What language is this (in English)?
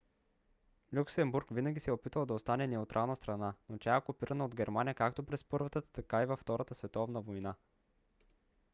Bulgarian